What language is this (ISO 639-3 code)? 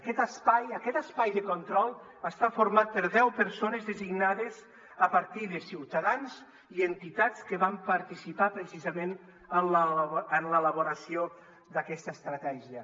cat